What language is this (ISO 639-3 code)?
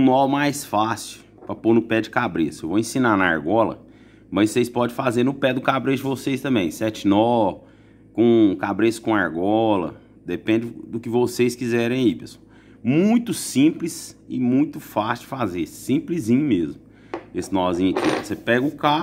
por